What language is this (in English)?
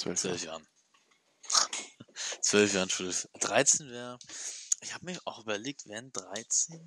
German